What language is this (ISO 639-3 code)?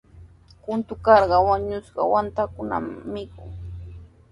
qws